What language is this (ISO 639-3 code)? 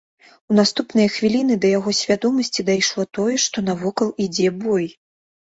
bel